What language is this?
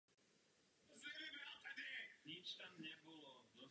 Czech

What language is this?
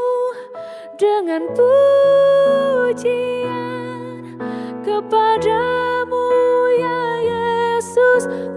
Indonesian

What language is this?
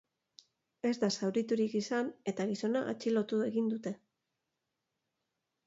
Basque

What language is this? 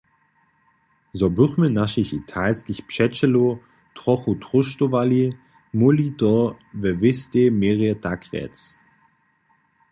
Upper Sorbian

